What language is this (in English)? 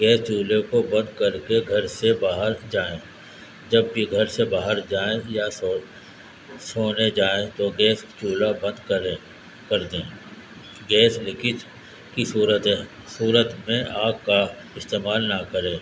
Urdu